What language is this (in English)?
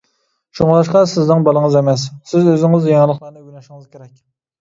Uyghur